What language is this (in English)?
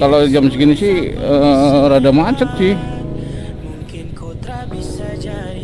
Indonesian